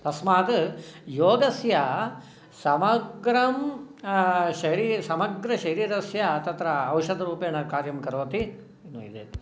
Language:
Sanskrit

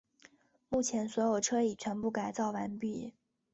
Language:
Chinese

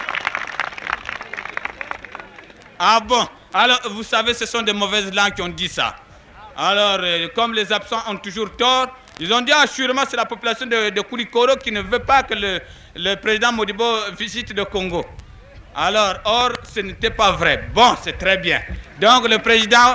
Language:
French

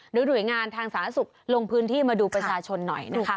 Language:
Thai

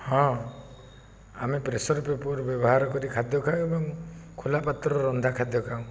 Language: Odia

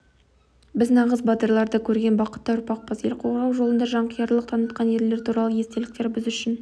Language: Kazakh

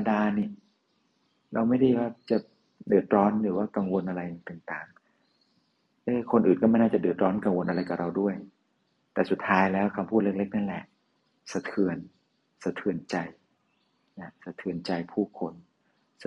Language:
Thai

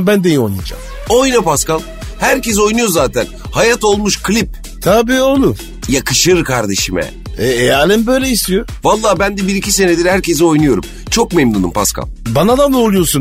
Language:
Turkish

